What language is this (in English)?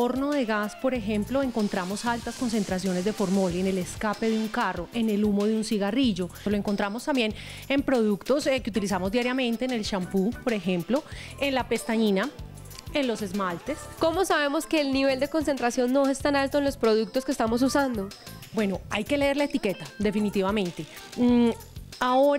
Spanish